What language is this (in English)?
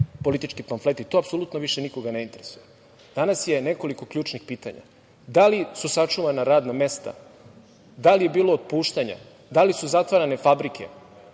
Serbian